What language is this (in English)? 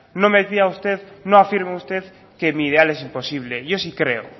Spanish